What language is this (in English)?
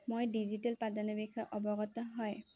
Assamese